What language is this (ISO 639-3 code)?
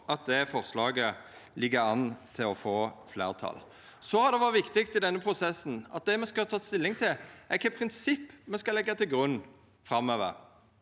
nor